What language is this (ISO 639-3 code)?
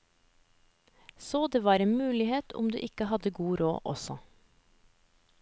nor